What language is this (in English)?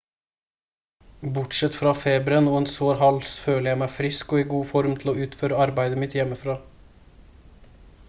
Norwegian Bokmål